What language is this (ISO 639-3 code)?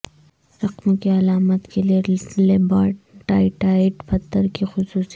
urd